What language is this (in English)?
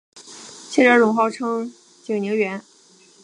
Chinese